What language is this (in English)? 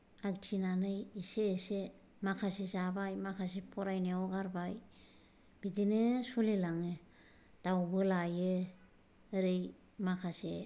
Bodo